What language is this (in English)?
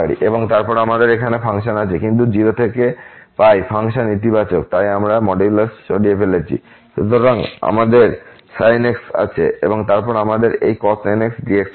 Bangla